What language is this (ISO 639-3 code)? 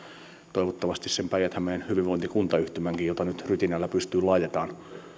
fin